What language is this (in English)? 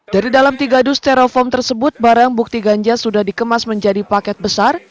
Indonesian